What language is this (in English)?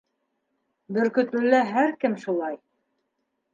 Bashkir